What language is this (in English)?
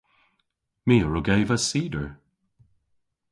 Cornish